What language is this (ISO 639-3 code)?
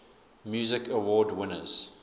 eng